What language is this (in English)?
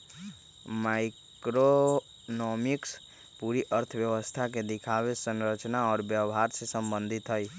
Magahi